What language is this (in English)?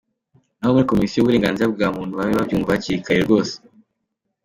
Kinyarwanda